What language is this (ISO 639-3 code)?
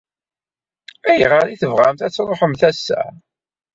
kab